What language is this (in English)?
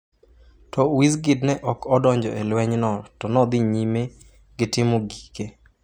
Luo (Kenya and Tanzania)